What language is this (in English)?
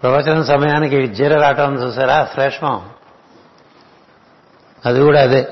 Telugu